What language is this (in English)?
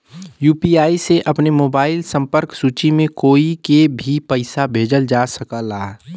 Bhojpuri